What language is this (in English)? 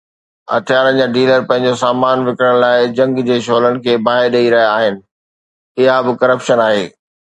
Sindhi